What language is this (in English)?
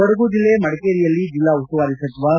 Kannada